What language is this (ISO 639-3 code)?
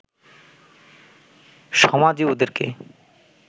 ben